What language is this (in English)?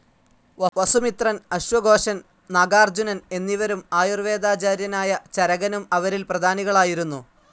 Malayalam